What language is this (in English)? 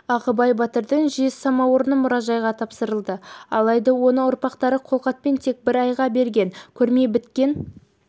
Kazakh